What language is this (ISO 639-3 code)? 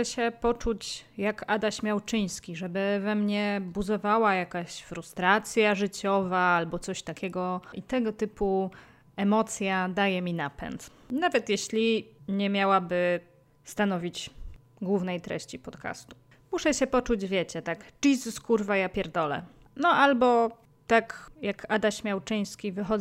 pol